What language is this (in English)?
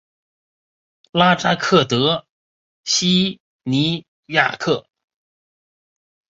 Chinese